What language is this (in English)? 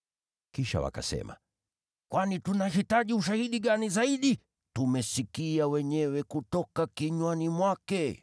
Swahili